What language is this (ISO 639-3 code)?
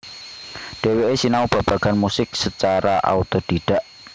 jav